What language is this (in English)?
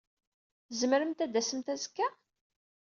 Kabyle